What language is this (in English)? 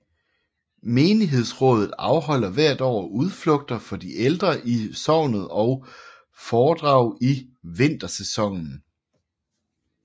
Danish